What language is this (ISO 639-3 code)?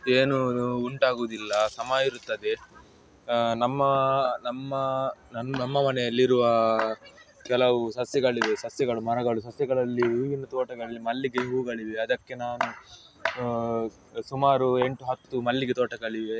kan